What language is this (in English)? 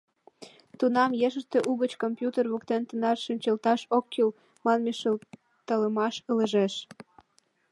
Mari